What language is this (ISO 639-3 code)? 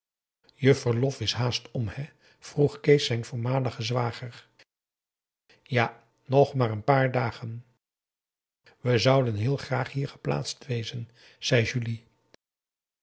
nld